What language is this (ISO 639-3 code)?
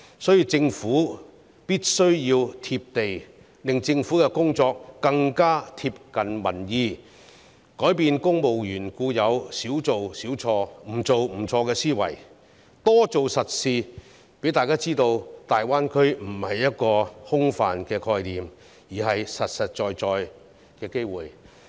yue